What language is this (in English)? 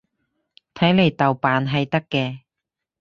Cantonese